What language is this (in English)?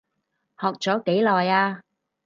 Cantonese